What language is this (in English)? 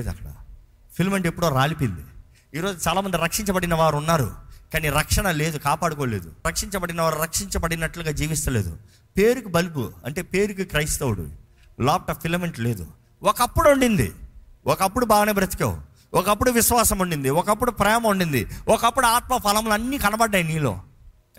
Telugu